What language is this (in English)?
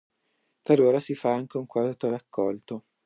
Italian